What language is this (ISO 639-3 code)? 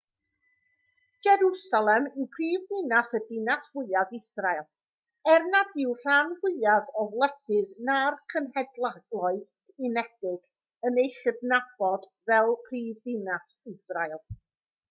cym